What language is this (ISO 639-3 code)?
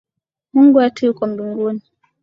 swa